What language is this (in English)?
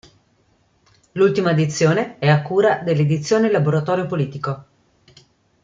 Italian